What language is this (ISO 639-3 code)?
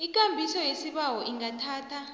nbl